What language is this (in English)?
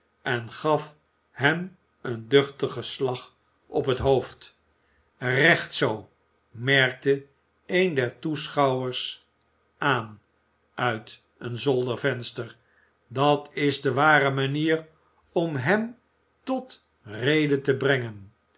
Dutch